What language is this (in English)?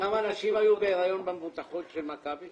Hebrew